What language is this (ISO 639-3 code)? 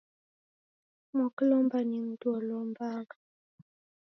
dav